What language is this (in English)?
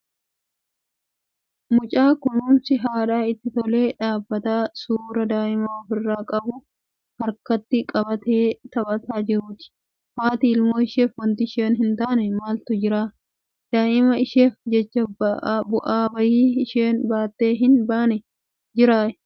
Oromo